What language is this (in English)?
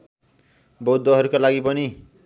Nepali